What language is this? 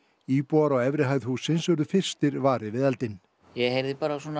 Icelandic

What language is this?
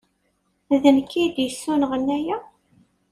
Kabyle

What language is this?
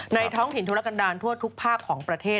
Thai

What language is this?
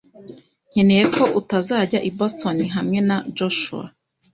Kinyarwanda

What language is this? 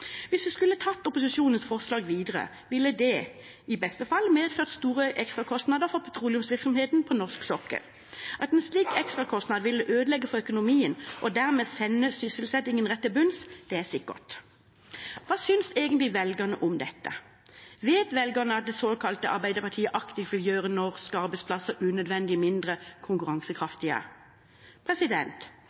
Norwegian Bokmål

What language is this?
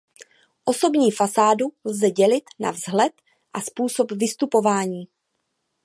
Czech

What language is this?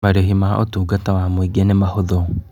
Kikuyu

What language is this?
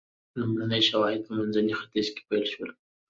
Pashto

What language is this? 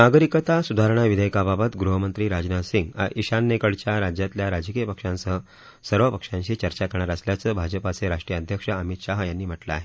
Marathi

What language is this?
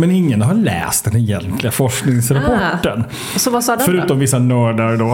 Swedish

